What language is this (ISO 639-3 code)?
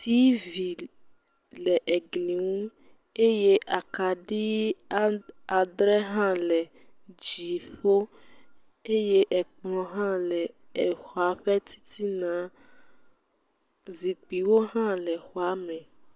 ewe